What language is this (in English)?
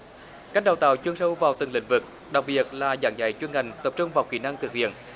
Vietnamese